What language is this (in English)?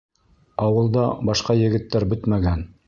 Bashkir